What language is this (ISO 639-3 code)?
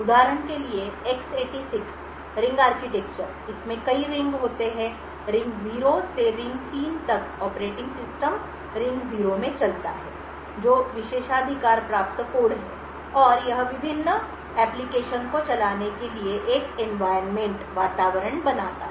hin